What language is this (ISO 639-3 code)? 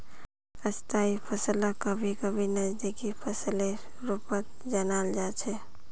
mag